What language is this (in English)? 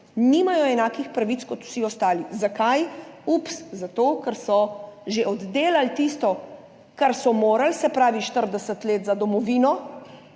Slovenian